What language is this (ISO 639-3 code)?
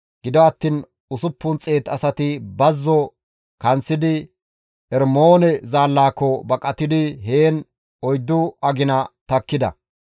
gmv